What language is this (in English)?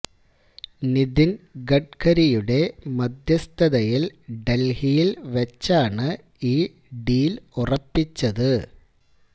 Malayalam